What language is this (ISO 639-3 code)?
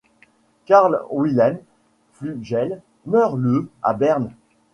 fra